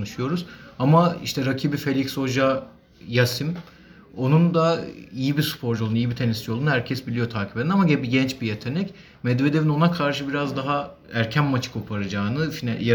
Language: Turkish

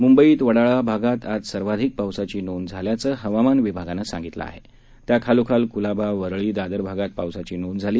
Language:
Marathi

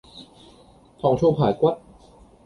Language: Cantonese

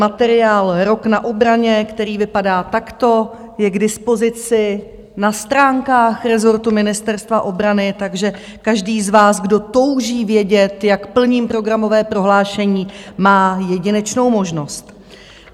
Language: Czech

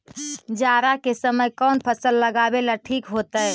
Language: Magahi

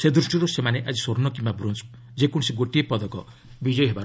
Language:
Odia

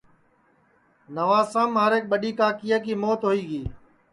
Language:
Sansi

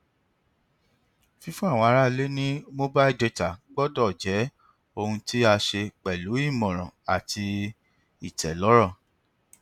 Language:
Yoruba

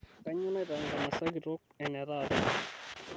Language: Masai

